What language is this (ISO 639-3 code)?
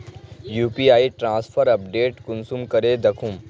mag